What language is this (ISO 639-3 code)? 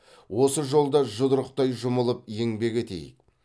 kaz